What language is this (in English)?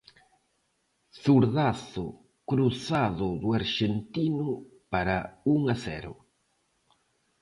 Galician